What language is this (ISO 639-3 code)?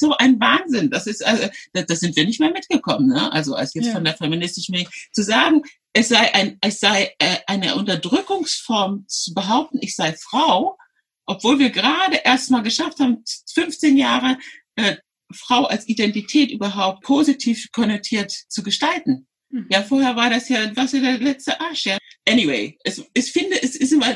deu